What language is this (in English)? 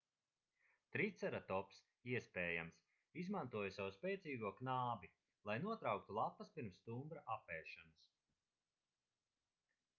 Latvian